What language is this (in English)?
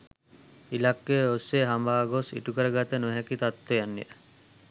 Sinhala